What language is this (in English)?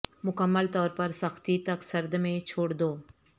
Urdu